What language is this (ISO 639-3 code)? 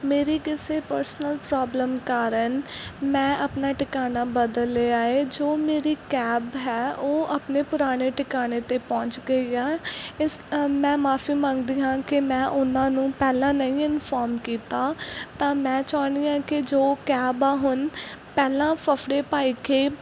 pan